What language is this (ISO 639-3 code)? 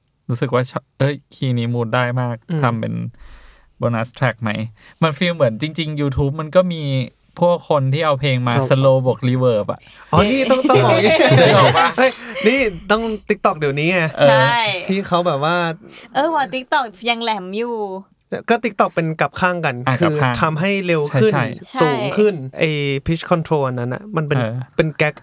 tha